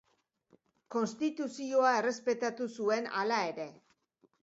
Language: Basque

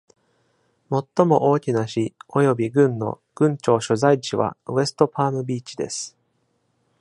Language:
Japanese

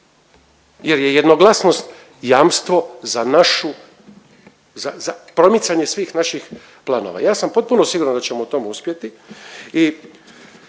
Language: Croatian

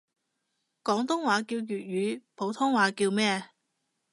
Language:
Cantonese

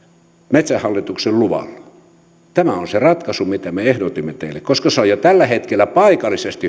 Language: Finnish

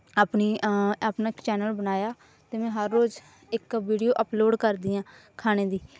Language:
Punjabi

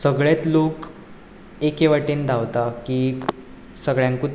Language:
Konkani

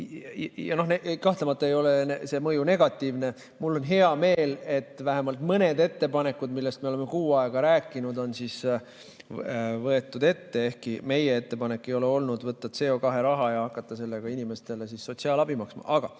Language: Estonian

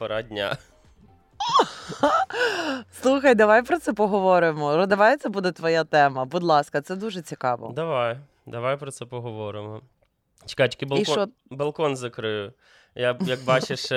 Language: Ukrainian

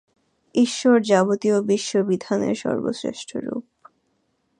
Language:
Bangla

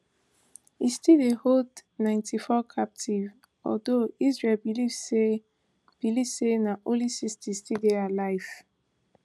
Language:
Nigerian Pidgin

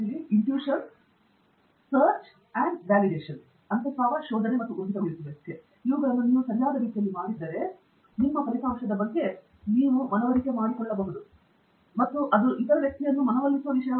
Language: Kannada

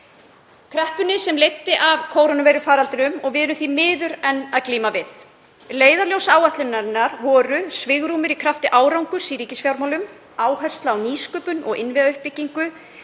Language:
Icelandic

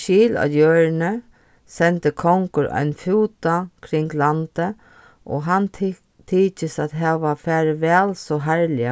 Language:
Faroese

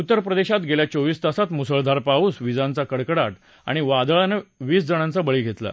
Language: Marathi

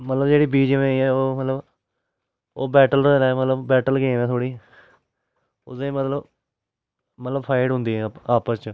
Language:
Dogri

